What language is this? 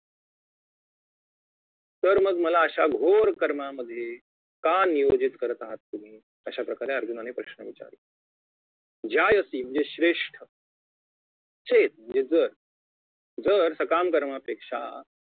Marathi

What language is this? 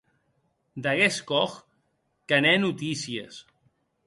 Occitan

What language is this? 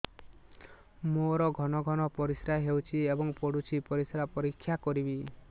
Odia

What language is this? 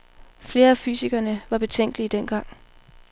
Danish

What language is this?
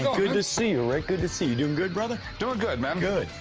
English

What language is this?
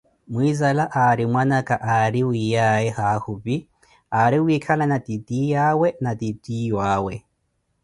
Koti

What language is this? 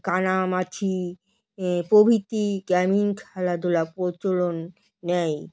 Bangla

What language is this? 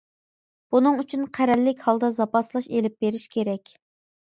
Uyghur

